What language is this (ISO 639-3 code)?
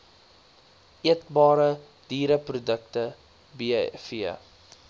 afr